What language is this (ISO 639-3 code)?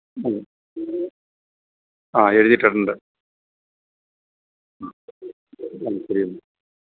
mal